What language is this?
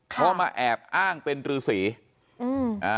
Thai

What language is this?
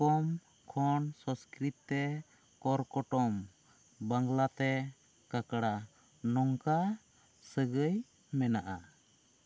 Santali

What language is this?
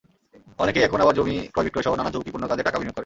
Bangla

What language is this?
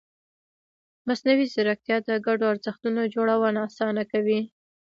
Pashto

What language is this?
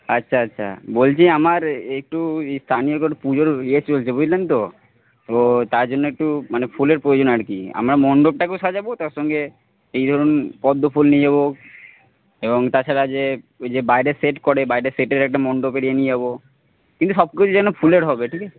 Bangla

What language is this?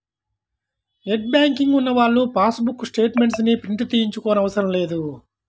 Telugu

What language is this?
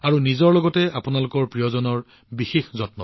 Assamese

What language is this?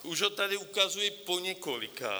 Czech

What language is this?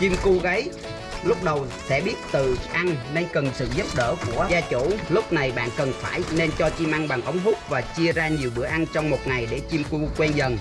Vietnamese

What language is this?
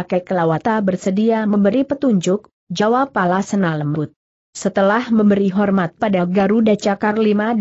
Indonesian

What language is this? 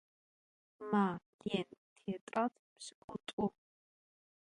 Adyghe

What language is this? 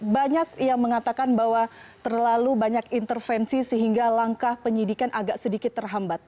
Indonesian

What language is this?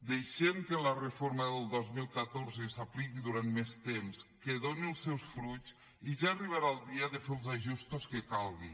Catalan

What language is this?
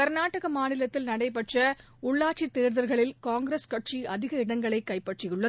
Tamil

